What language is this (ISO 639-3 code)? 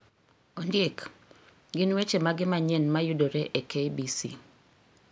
luo